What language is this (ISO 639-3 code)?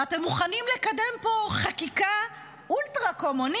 heb